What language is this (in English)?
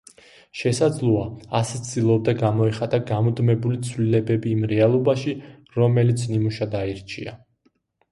Georgian